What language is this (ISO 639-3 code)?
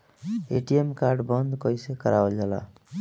bho